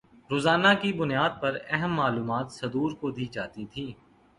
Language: Urdu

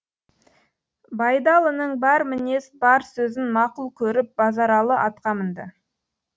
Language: Kazakh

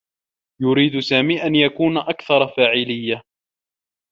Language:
Arabic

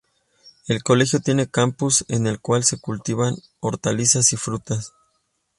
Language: Spanish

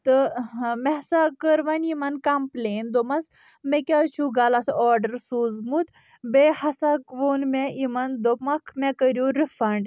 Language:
Kashmiri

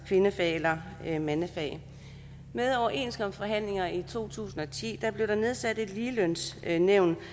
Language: Danish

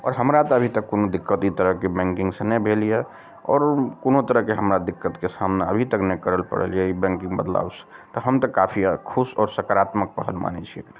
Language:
Maithili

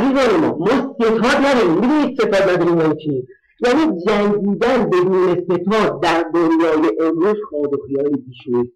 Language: Persian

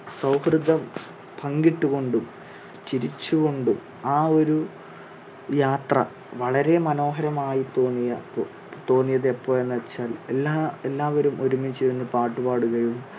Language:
Malayalam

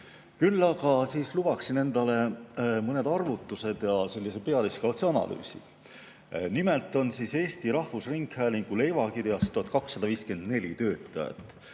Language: Estonian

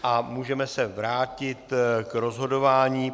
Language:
Czech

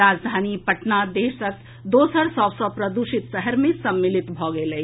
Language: Maithili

